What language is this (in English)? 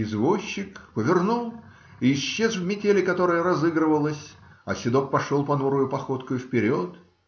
Russian